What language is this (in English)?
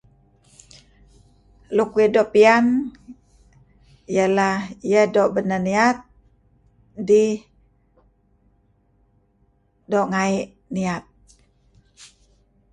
Kelabit